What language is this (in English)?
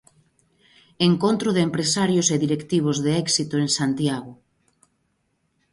Galician